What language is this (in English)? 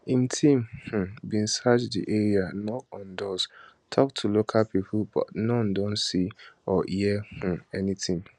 Nigerian Pidgin